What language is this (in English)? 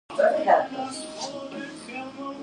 Georgian